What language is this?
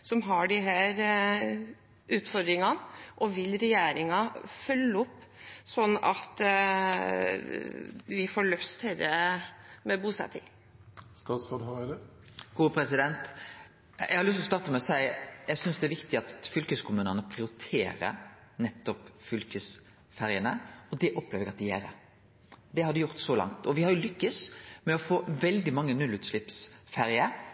Norwegian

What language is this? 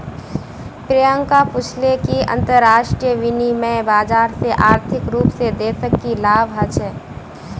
Magahi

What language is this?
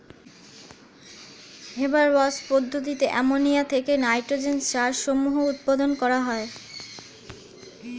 Bangla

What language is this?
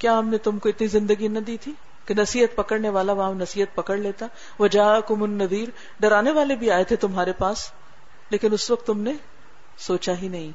Urdu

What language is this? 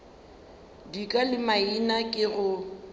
Northern Sotho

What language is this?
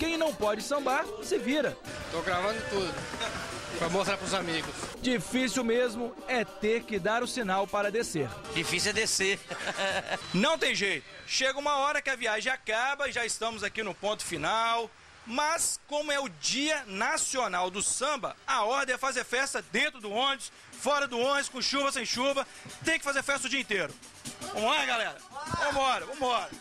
Portuguese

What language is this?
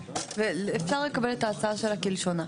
Hebrew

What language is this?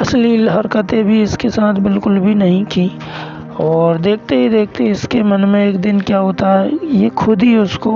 Hindi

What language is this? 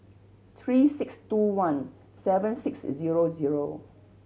English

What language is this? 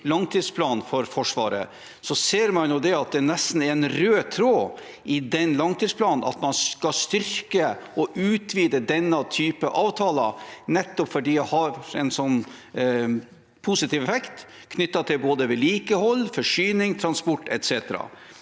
Norwegian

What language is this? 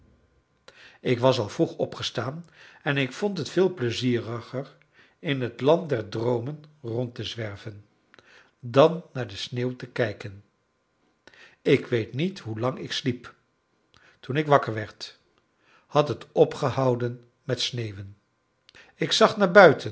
Dutch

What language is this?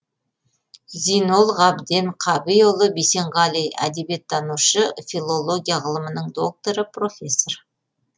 Kazakh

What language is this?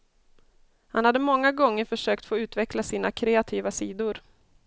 Swedish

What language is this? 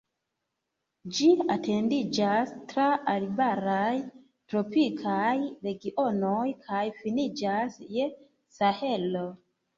Esperanto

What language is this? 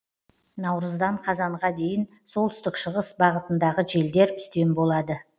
Kazakh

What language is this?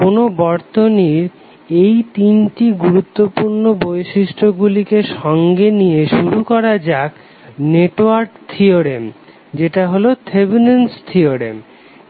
Bangla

